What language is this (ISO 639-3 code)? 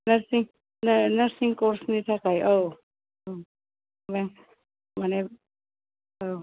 brx